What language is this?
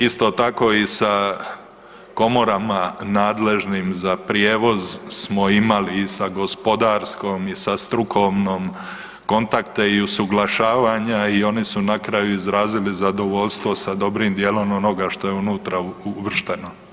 Croatian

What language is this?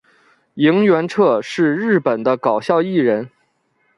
Chinese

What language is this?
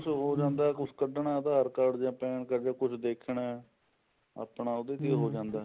Punjabi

